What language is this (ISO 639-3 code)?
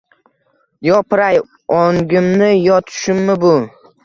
uzb